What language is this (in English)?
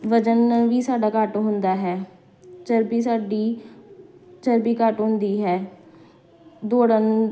Punjabi